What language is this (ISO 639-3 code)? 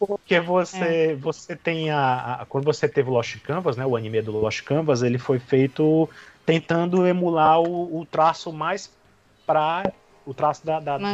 por